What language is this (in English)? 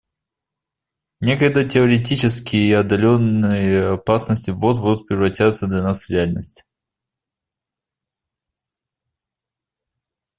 Russian